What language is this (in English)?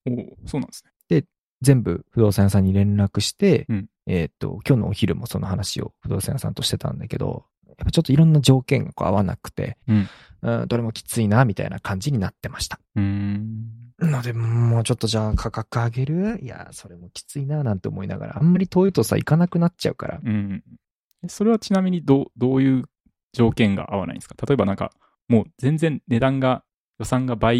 Japanese